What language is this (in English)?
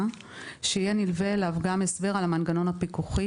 Hebrew